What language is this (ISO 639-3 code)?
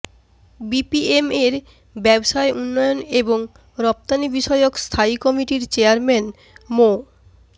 ben